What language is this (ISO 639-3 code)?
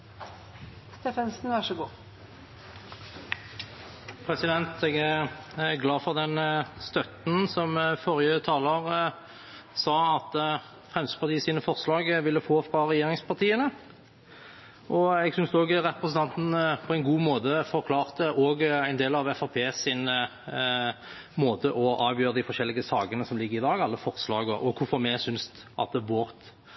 nob